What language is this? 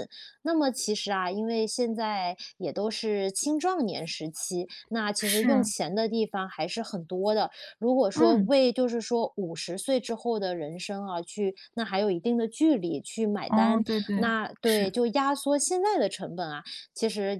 Chinese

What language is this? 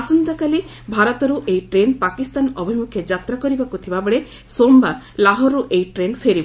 Odia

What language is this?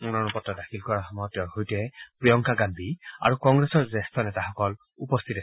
Assamese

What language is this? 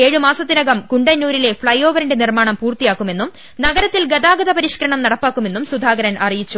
Malayalam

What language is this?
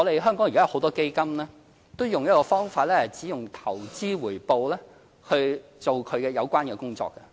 Cantonese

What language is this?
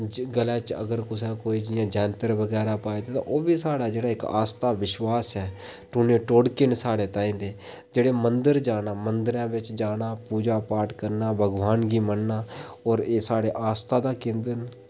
Dogri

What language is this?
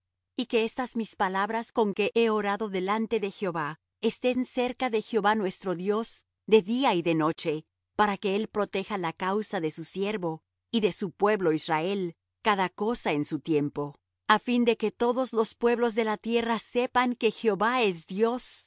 Spanish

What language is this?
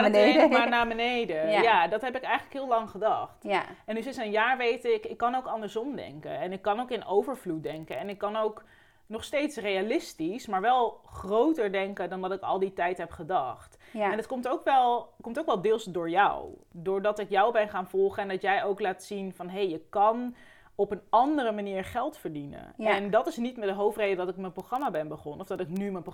Dutch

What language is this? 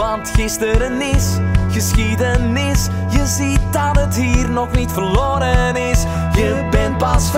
Dutch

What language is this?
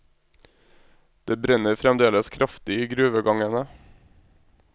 Norwegian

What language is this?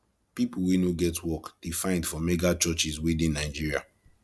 Nigerian Pidgin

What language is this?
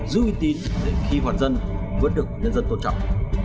Vietnamese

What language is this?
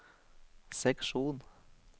Norwegian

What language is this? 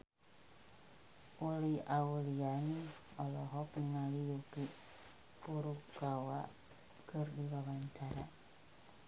Sundanese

